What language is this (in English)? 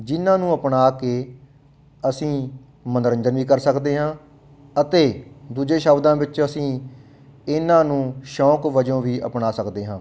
Punjabi